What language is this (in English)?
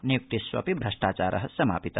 Sanskrit